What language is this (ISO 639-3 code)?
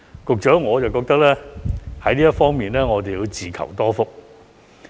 yue